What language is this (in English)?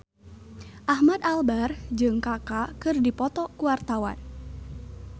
Sundanese